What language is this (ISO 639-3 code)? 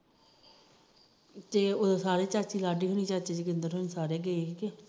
pan